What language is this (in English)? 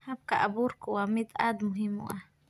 Somali